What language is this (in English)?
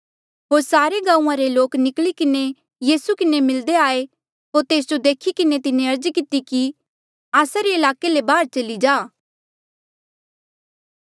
Mandeali